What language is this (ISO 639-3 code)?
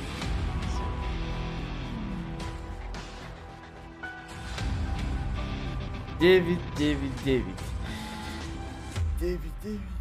rus